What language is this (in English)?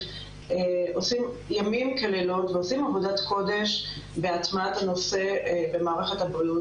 Hebrew